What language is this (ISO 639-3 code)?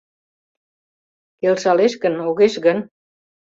chm